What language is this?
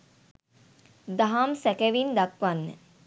Sinhala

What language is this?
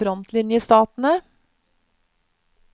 Norwegian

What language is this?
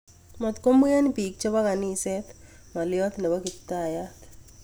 Kalenjin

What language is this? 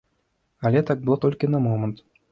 Belarusian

